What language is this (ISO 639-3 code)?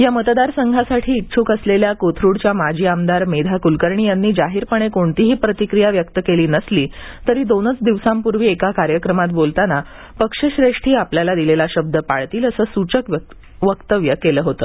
mar